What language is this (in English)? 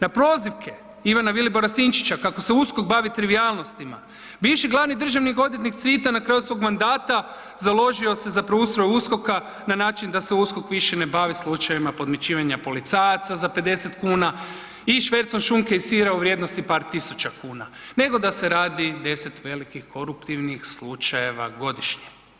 Croatian